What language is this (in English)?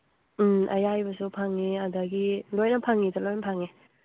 Manipuri